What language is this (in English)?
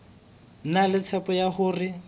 Southern Sotho